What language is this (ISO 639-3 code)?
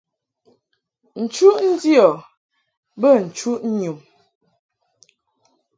mhk